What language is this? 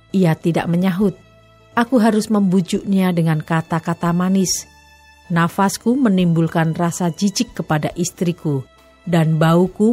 Indonesian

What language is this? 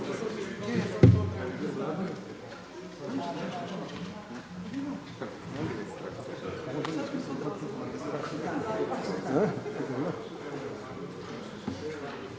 Croatian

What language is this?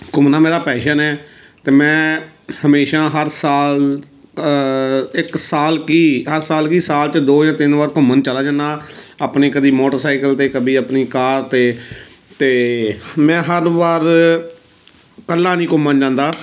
Punjabi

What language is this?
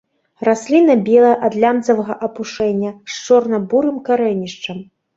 Belarusian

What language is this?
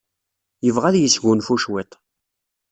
Kabyle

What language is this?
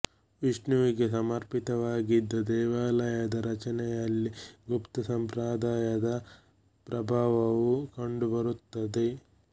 Kannada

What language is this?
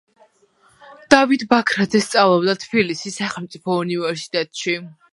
Georgian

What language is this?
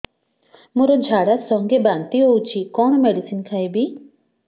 Odia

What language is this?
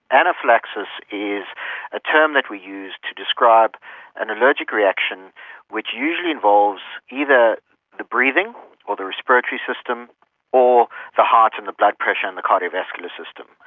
English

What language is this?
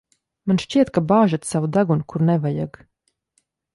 Latvian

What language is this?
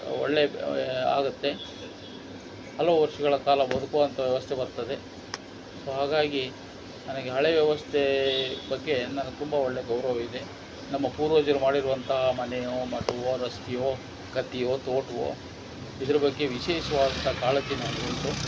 Kannada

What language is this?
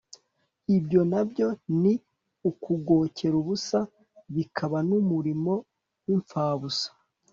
Kinyarwanda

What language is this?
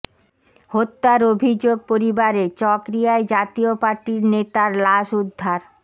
Bangla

